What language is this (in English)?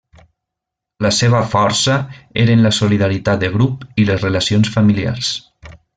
Catalan